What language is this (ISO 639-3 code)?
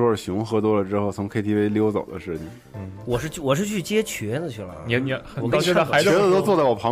zho